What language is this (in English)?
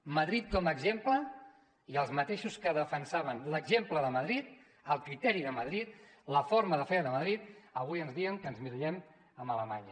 Catalan